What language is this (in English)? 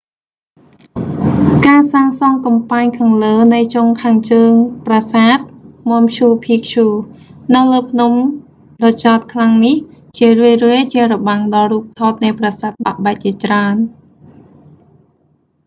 Khmer